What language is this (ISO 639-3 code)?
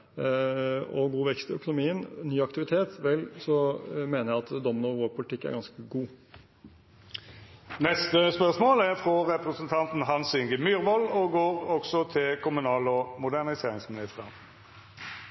nor